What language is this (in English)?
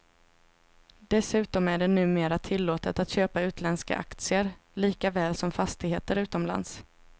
Swedish